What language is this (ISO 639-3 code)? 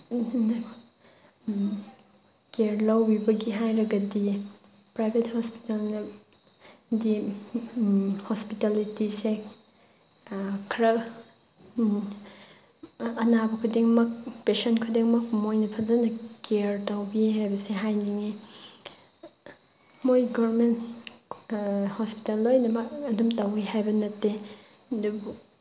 mni